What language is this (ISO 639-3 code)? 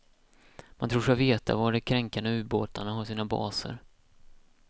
swe